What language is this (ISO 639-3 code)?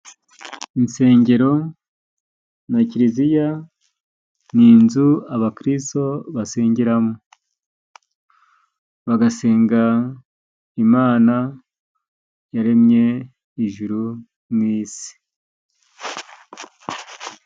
kin